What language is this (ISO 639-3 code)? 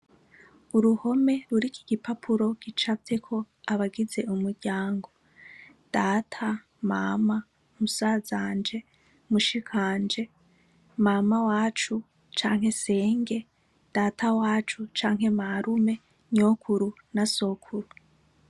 run